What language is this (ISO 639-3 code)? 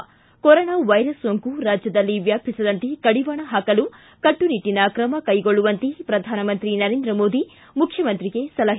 kan